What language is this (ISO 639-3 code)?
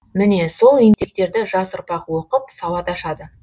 kaz